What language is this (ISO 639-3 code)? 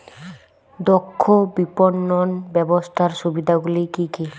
ben